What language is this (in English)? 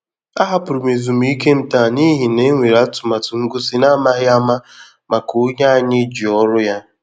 Igbo